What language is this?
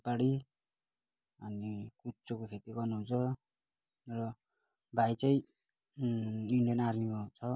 Nepali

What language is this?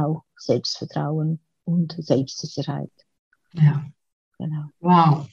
German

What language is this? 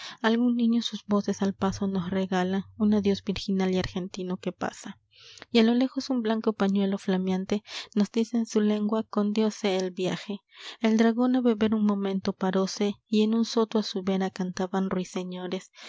Spanish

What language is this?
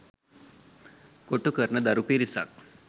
Sinhala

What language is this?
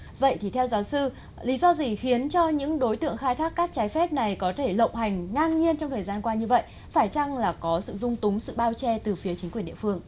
Vietnamese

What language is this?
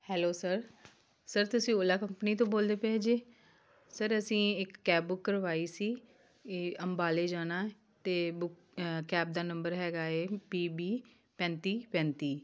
Punjabi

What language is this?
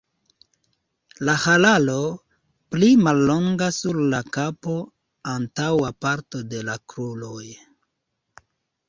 Esperanto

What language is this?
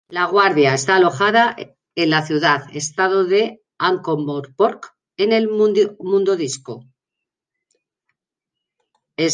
Spanish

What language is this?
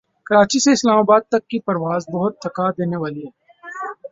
Urdu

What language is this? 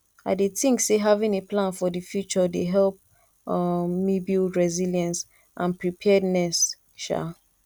Nigerian Pidgin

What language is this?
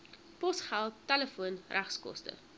Afrikaans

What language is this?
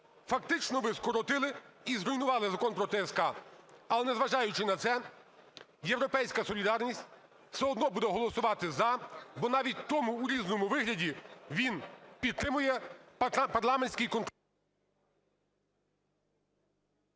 Ukrainian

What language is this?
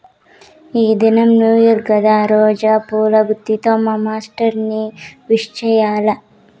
Telugu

